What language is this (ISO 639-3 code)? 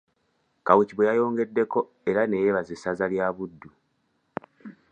lug